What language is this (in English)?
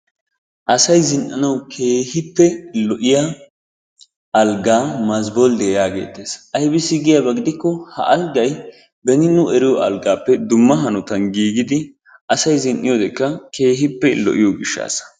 Wolaytta